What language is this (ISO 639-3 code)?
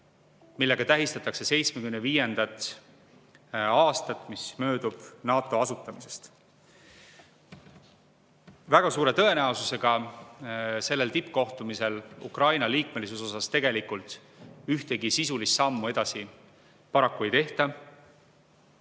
est